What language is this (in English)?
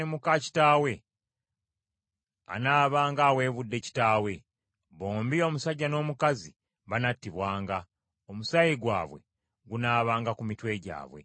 Ganda